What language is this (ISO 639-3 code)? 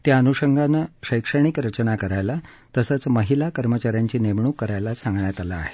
mar